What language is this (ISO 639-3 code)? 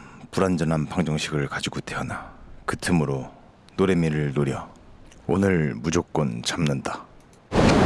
kor